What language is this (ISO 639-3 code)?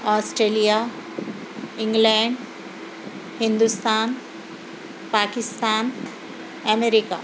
urd